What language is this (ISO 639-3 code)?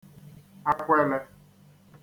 ibo